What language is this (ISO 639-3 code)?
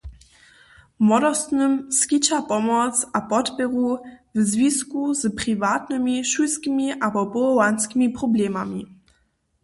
hsb